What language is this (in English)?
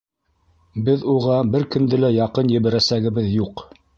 Bashkir